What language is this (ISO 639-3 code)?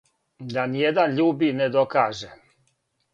srp